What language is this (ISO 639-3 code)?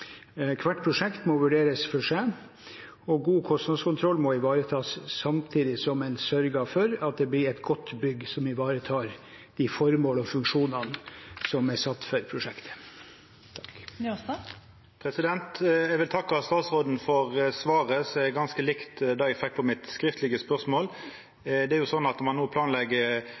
nor